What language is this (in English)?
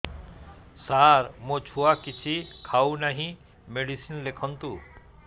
Odia